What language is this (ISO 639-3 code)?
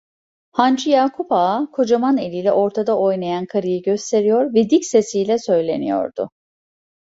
tur